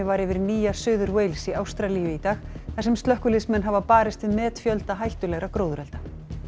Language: Icelandic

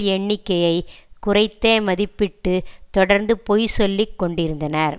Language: Tamil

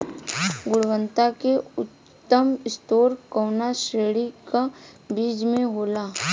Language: Bhojpuri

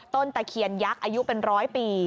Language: Thai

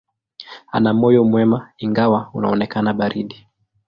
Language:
Swahili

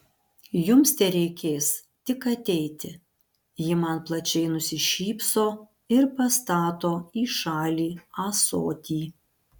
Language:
Lithuanian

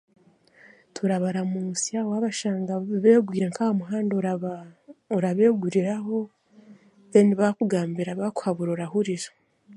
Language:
Chiga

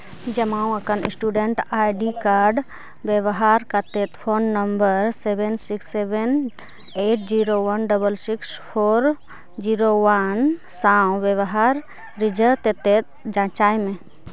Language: Santali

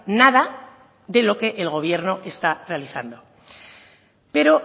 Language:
Spanish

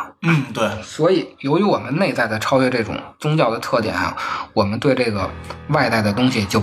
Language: Chinese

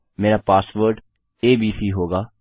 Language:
Hindi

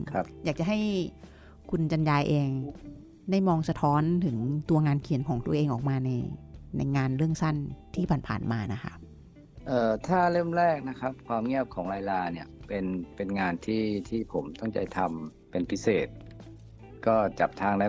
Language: Thai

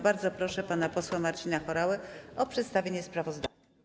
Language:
Polish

